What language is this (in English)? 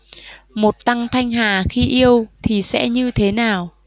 Vietnamese